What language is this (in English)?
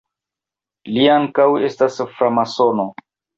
Esperanto